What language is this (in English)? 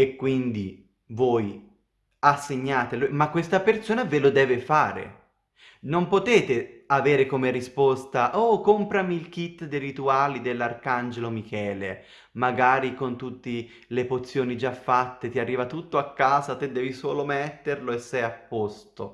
Italian